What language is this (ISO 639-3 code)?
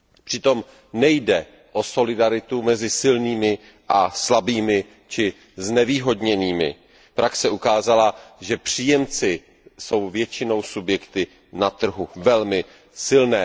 ces